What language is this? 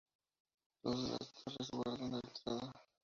Spanish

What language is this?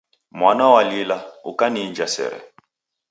Taita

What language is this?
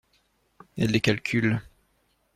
French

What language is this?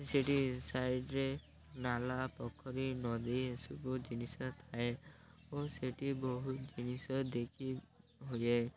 Odia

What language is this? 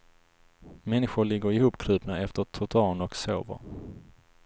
Swedish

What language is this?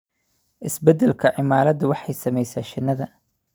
Somali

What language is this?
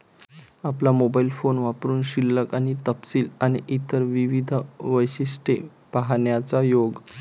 Marathi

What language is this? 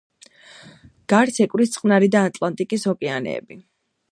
Georgian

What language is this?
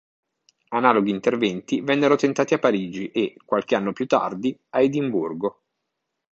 Italian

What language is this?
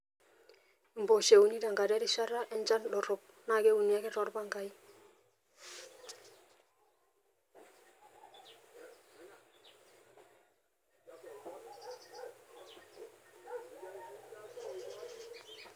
Masai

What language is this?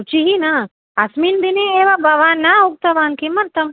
Sanskrit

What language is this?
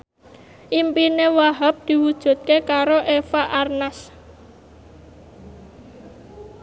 Javanese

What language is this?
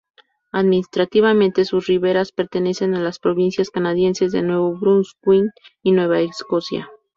Spanish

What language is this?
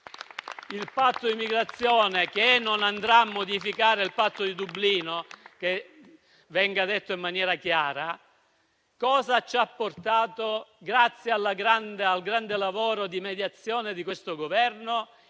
Italian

